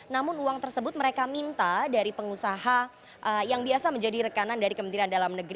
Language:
Indonesian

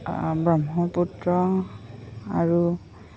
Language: Assamese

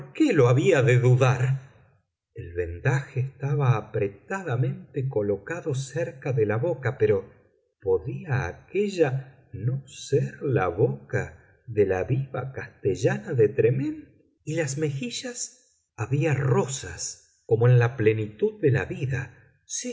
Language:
Spanish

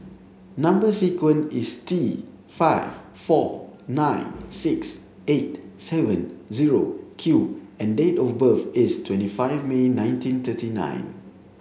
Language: English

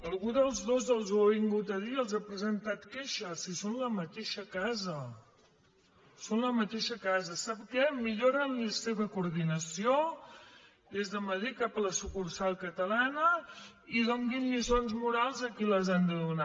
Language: Catalan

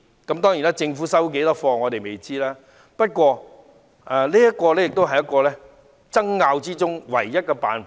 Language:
Cantonese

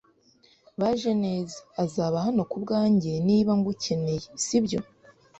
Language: Kinyarwanda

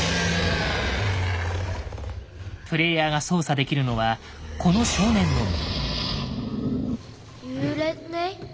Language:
Japanese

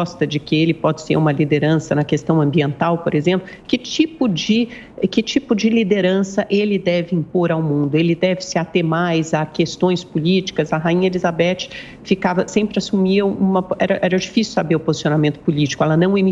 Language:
Portuguese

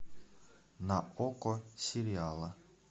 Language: Russian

